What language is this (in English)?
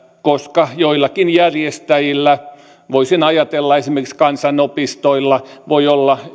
Finnish